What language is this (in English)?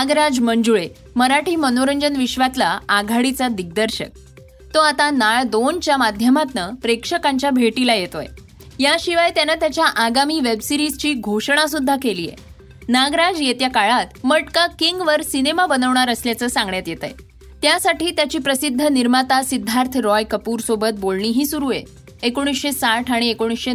Marathi